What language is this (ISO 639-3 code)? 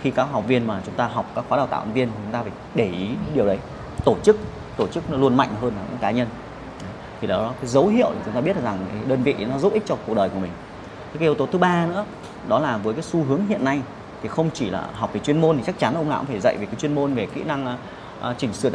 vie